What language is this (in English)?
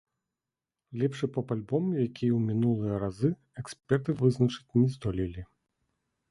Belarusian